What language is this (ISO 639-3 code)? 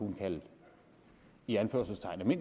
dan